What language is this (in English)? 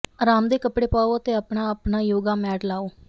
Punjabi